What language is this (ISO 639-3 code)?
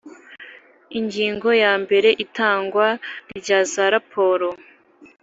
kin